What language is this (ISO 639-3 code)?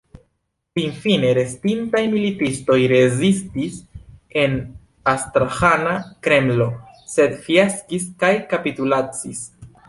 epo